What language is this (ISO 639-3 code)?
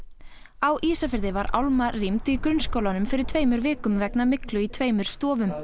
isl